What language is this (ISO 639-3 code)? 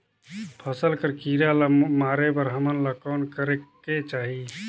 hne